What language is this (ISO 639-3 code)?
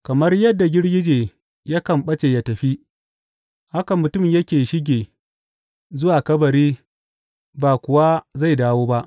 hau